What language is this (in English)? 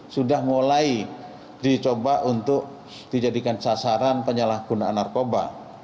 Indonesian